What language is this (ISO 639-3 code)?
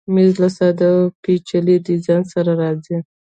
pus